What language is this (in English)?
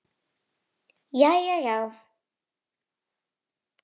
Icelandic